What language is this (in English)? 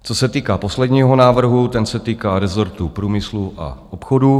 Czech